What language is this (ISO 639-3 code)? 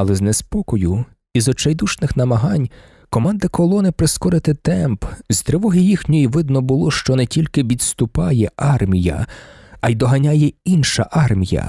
ukr